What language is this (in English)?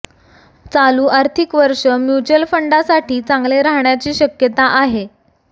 Marathi